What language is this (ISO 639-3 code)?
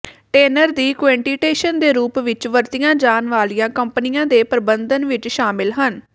pan